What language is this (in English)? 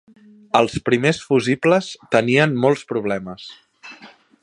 Catalan